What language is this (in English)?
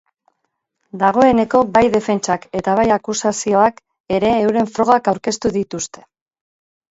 Basque